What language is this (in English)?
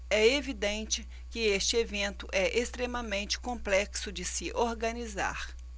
Portuguese